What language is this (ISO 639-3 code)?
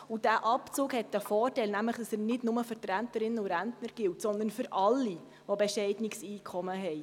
gsw